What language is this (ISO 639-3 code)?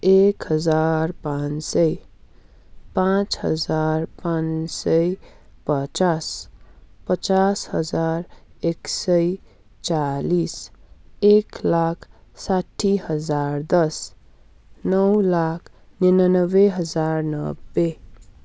nep